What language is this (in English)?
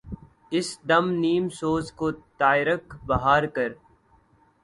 Urdu